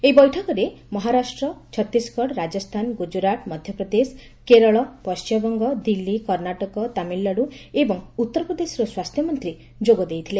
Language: Odia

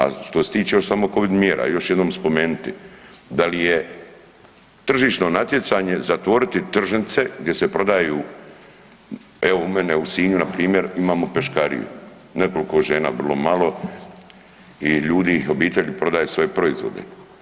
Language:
Croatian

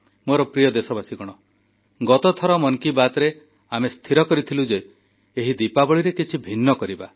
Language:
Odia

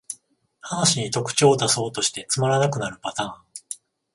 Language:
Japanese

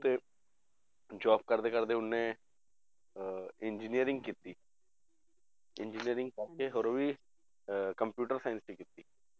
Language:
Punjabi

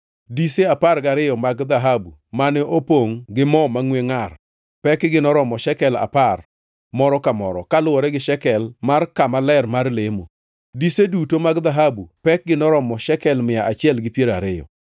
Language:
Luo (Kenya and Tanzania)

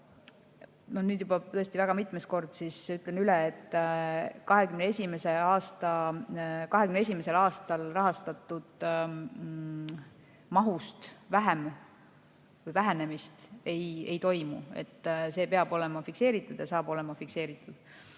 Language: Estonian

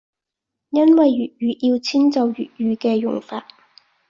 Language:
Cantonese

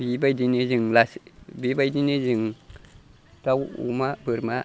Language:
Bodo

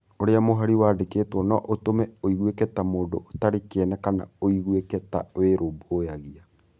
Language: Kikuyu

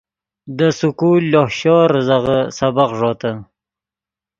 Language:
Yidgha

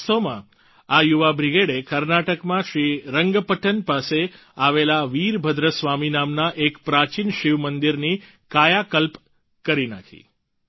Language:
Gujarati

